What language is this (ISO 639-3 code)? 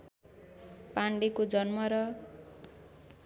nep